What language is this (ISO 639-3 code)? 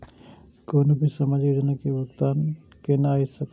mai